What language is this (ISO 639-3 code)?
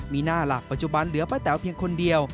tha